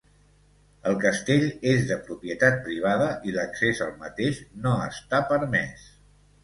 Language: Catalan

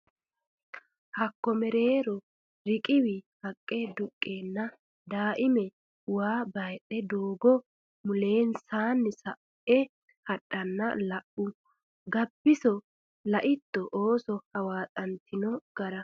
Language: Sidamo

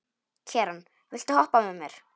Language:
Icelandic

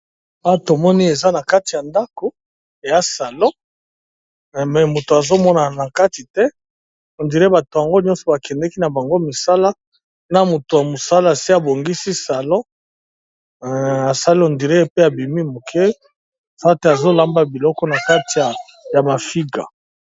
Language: Lingala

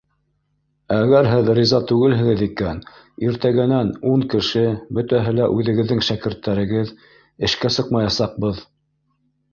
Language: Bashkir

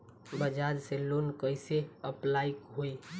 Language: Bhojpuri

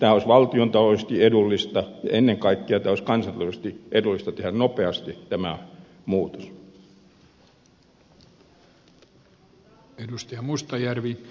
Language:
Finnish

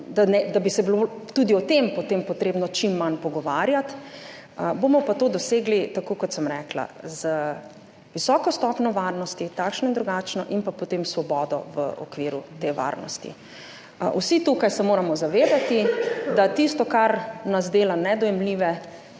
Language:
Slovenian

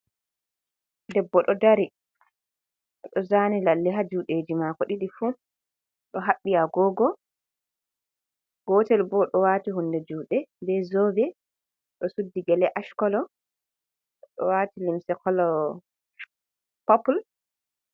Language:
Fula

